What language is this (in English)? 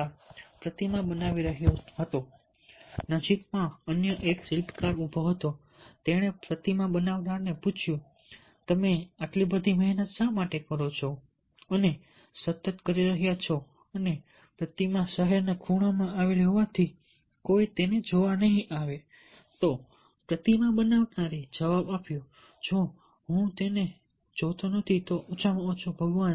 Gujarati